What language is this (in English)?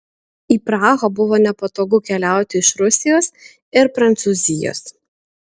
Lithuanian